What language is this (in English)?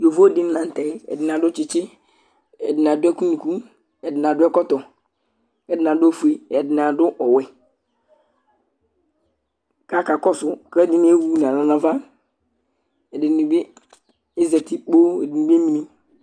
Ikposo